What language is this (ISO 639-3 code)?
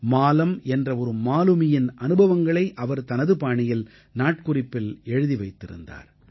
tam